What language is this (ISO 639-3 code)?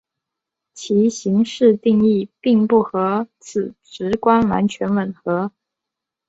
zho